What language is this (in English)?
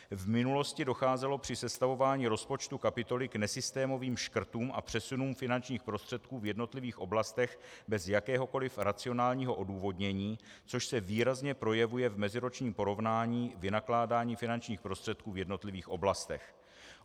Czech